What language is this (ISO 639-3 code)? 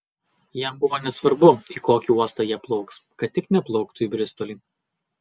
lit